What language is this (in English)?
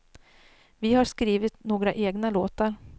Swedish